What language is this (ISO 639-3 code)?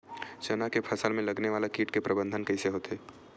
hne